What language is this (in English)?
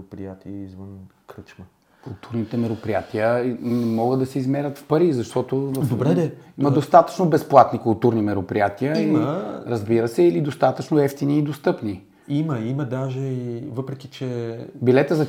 Bulgarian